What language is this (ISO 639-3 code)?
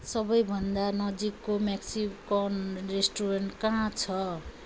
nep